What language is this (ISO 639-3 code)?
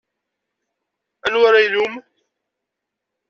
kab